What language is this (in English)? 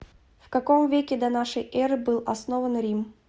Russian